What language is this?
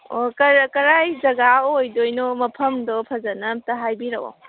Manipuri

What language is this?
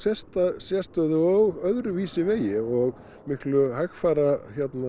Icelandic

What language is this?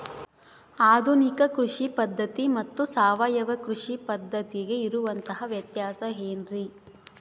Kannada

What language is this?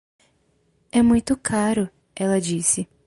Portuguese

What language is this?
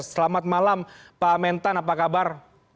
Indonesian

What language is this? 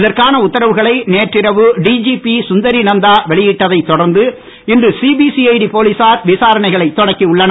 Tamil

